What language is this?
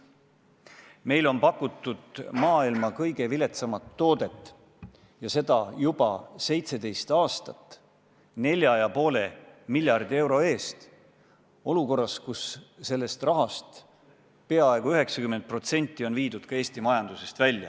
Estonian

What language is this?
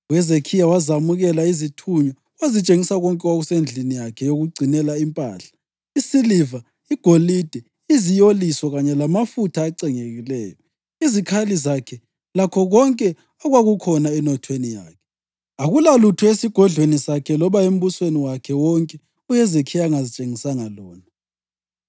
North Ndebele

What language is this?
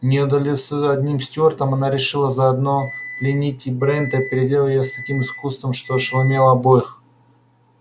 Russian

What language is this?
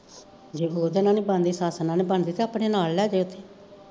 Punjabi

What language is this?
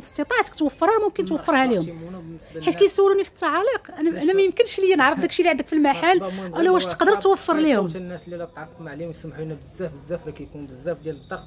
Arabic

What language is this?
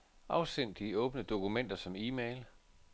Danish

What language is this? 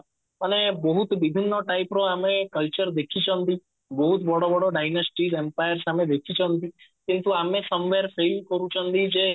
Odia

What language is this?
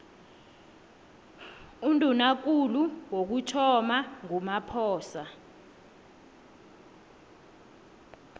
South Ndebele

